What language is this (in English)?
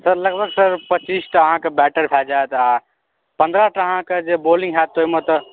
Maithili